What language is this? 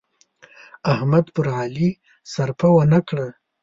Pashto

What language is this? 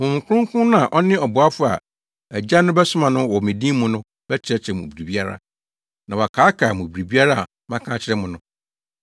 Akan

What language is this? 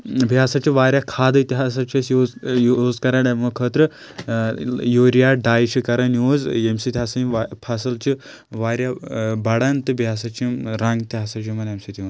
Kashmiri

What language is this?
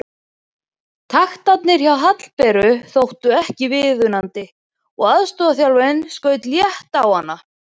Icelandic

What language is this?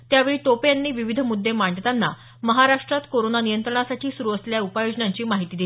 Marathi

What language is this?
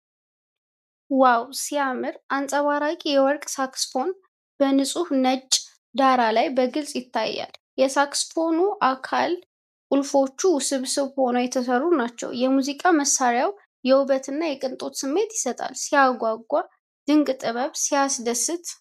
Amharic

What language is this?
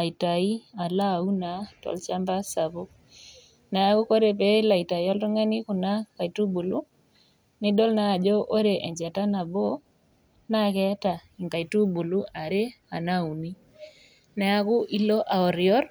Masai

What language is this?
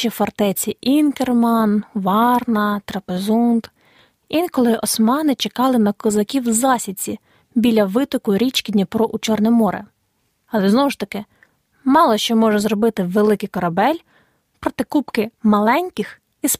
Ukrainian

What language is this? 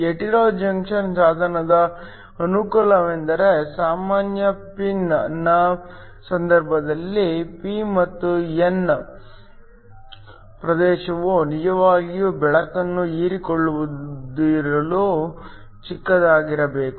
Kannada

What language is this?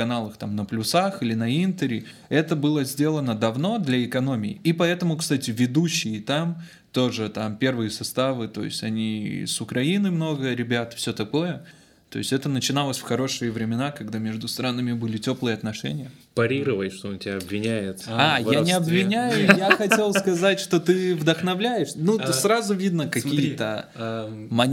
Russian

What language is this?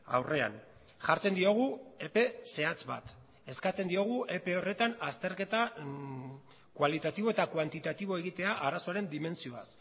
Basque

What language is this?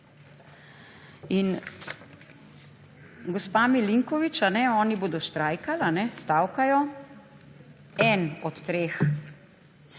Slovenian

